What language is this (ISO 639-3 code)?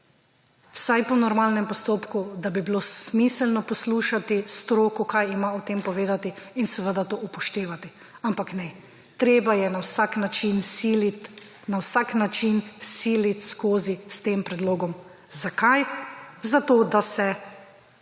slv